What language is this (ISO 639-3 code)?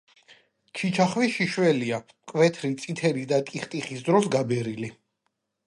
kat